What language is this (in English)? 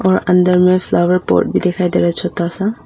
Hindi